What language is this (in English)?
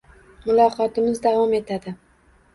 Uzbek